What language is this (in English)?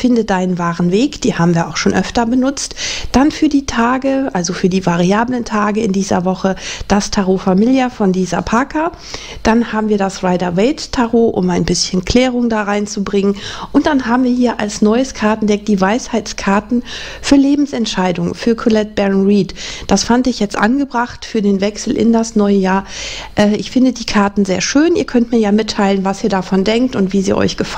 German